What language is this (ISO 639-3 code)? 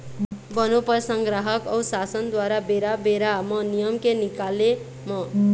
hne